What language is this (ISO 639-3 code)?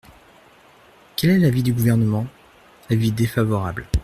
fra